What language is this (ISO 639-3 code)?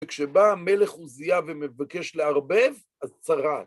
heb